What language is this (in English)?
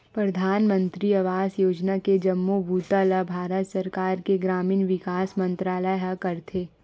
Chhattisgarhi